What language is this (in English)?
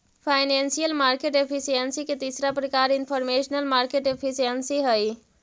Magahi